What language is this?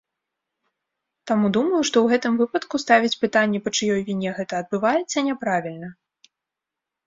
Belarusian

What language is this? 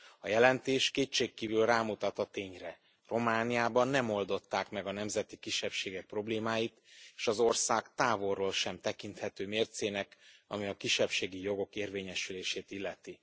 Hungarian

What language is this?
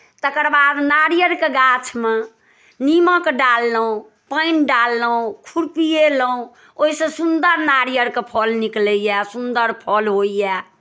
Maithili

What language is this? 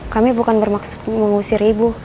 Indonesian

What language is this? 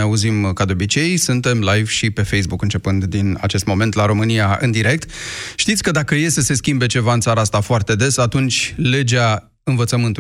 Romanian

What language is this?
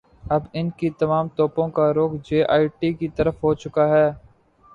Urdu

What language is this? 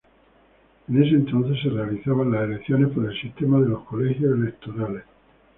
Spanish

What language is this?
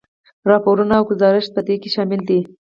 Pashto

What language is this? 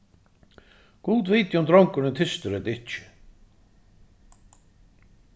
Faroese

